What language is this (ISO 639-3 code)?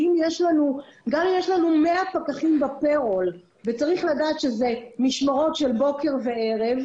heb